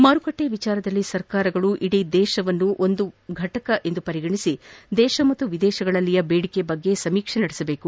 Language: Kannada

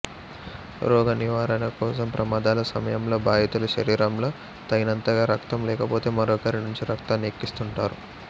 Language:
Telugu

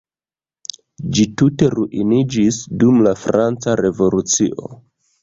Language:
Esperanto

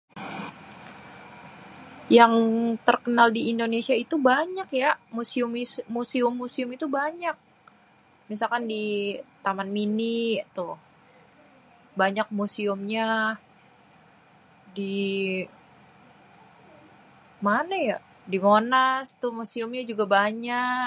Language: Betawi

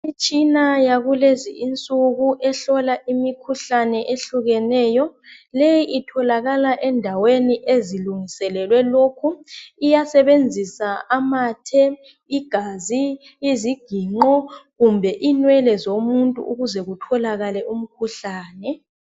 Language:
North Ndebele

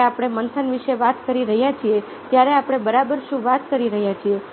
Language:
Gujarati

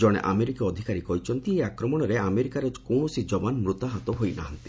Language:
Odia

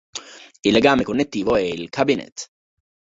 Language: Italian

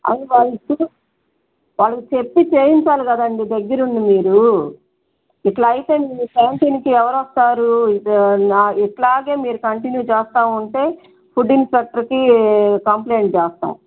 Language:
Telugu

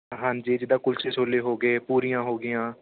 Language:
Punjabi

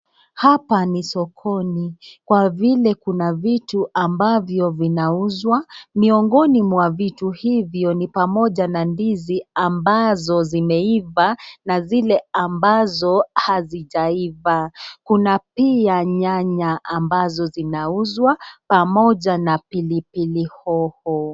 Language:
Swahili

